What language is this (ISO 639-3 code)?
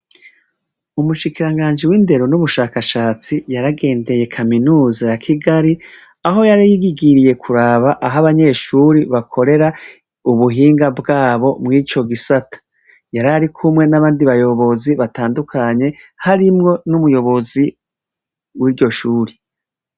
run